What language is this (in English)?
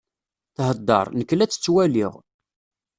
Kabyle